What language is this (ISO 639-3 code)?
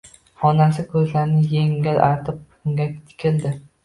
uzb